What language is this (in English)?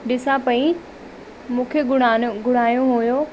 Sindhi